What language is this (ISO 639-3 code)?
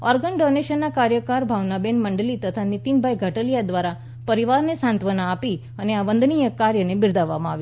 guj